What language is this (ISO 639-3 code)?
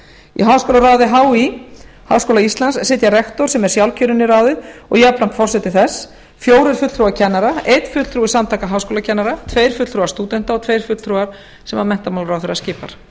isl